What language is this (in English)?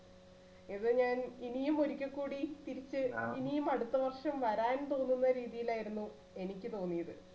Malayalam